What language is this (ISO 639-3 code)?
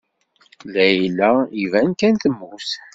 kab